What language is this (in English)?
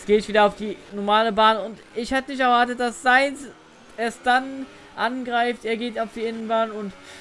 German